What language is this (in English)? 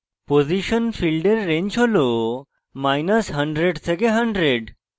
Bangla